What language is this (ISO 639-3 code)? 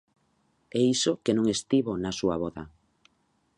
glg